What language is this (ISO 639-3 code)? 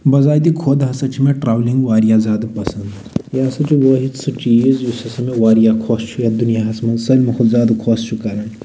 kas